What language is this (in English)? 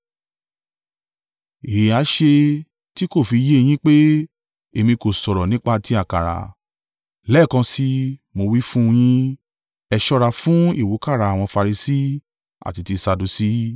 Yoruba